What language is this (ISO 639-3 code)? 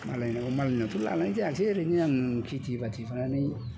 brx